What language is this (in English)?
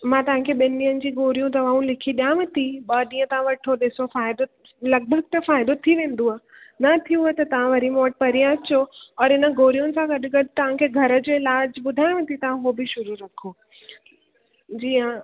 Sindhi